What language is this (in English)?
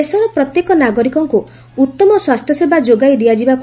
Odia